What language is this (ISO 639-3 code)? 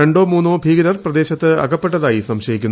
mal